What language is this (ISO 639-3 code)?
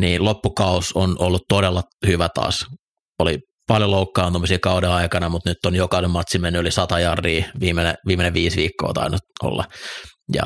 fin